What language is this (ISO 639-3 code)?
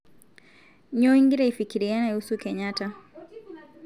mas